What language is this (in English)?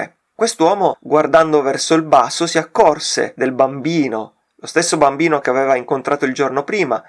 Italian